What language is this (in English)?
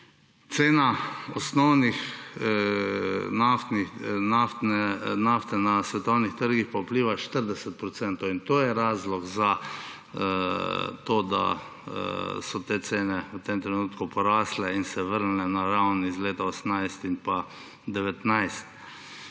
Slovenian